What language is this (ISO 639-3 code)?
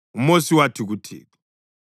nde